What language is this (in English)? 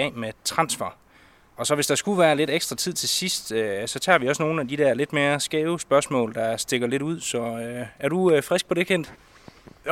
Danish